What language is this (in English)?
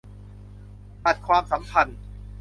Thai